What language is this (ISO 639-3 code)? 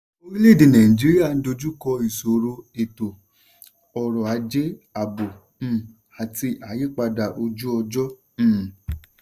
yor